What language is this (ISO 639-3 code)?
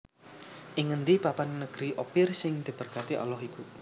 jav